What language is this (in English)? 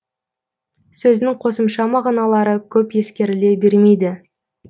Kazakh